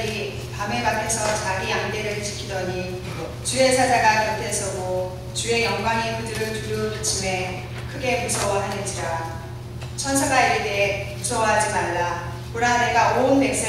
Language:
Korean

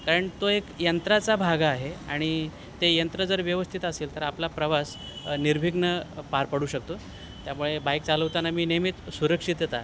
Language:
Marathi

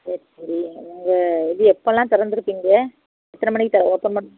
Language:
Tamil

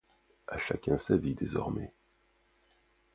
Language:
French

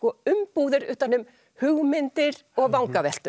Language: Icelandic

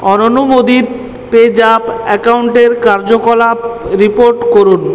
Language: Bangla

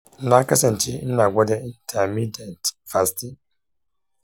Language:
Hausa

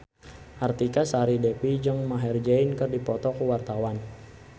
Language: Sundanese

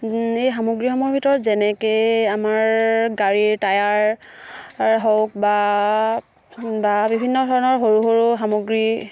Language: Assamese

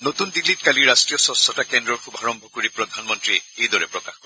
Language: Assamese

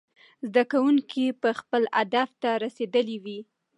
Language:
Pashto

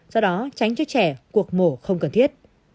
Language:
Vietnamese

